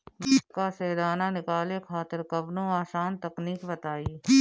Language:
Bhojpuri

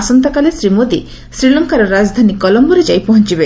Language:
Odia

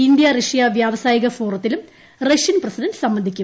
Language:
Malayalam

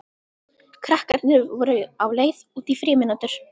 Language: Icelandic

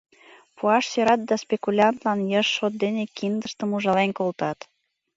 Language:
Mari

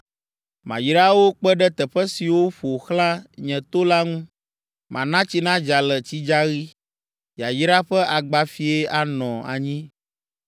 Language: Ewe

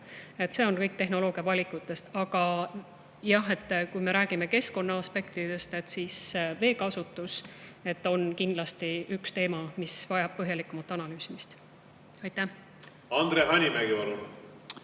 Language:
Estonian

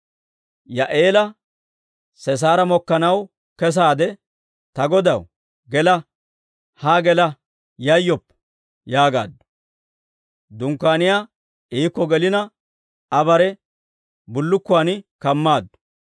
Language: Dawro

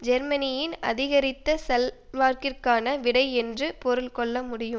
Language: Tamil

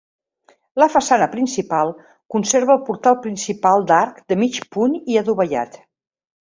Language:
Catalan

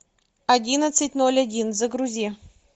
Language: Russian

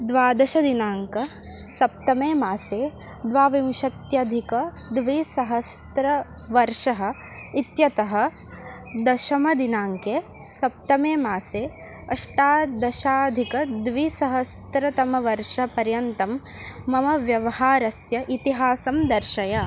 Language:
Sanskrit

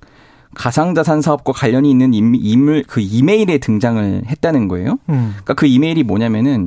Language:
Korean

